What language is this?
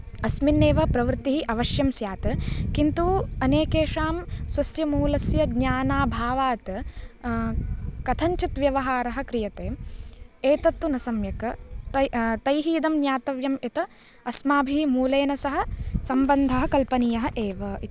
Sanskrit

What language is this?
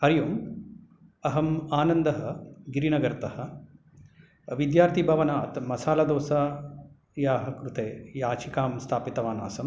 Sanskrit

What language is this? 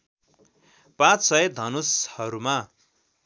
Nepali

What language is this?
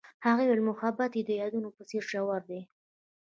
Pashto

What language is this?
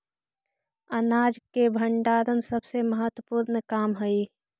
Magahi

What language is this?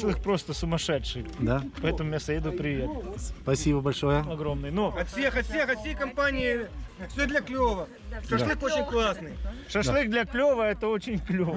Russian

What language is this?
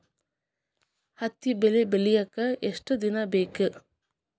Kannada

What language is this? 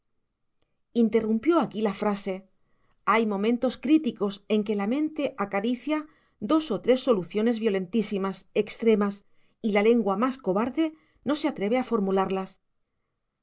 Spanish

